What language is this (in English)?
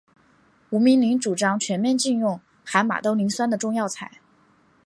Chinese